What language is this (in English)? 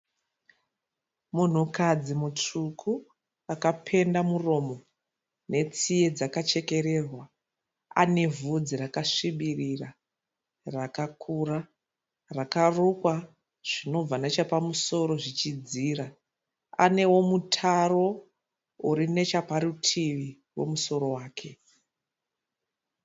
Shona